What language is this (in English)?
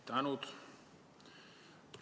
Estonian